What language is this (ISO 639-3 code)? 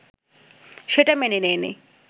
ben